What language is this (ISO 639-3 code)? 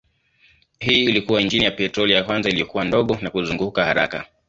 swa